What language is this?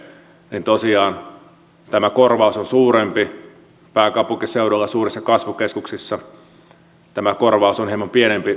Finnish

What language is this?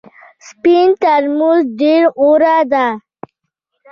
Pashto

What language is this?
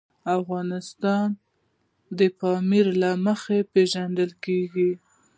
Pashto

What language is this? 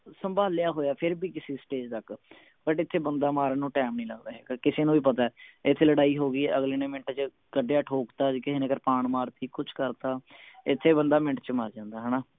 Punjabi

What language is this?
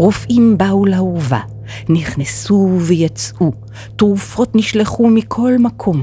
Hebrew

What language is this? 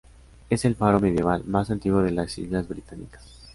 Spanish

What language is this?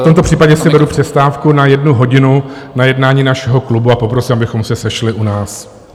Czech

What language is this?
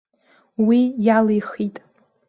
Abkhazian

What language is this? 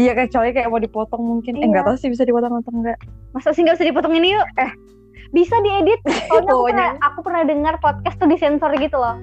Indonesian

